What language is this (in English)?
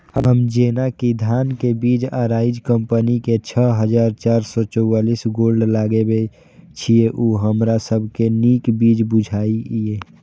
Maithili